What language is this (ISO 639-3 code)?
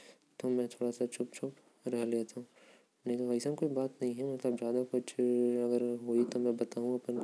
kfp